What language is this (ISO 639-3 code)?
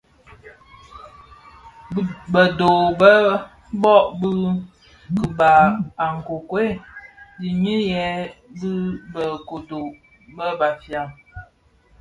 ksf